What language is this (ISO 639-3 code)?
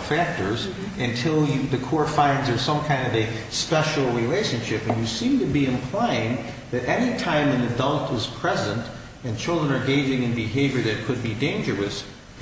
eng